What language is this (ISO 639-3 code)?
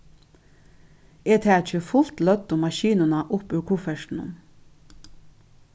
fao